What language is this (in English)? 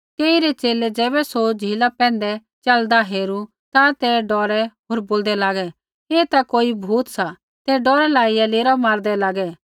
Kullu Pahari